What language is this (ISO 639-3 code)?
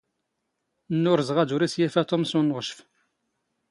zgh